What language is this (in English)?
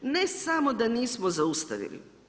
Croatian